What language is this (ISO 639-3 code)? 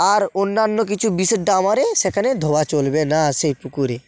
ben